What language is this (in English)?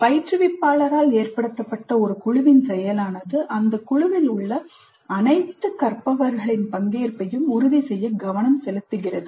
Tamil